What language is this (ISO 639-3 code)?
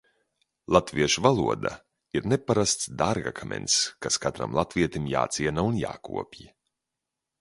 lav